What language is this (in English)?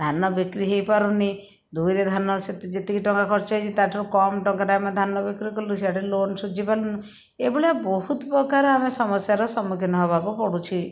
Odia